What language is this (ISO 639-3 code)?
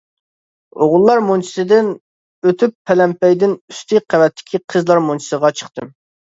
uig